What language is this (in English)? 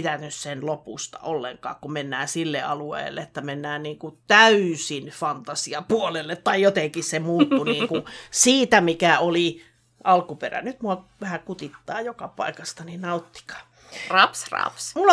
Finnish